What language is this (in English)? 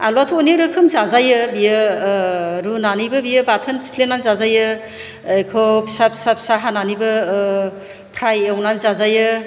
Bodo